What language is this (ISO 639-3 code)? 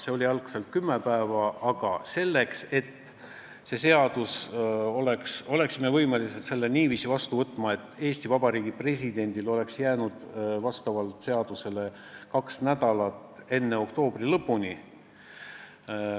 est